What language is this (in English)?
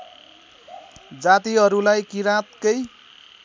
Nepali